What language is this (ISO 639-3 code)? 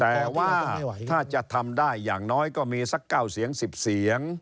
tha